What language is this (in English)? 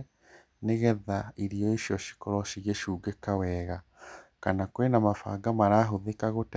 Kikuyu